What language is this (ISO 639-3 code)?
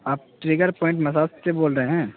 urd